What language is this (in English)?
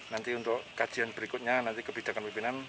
Indonesian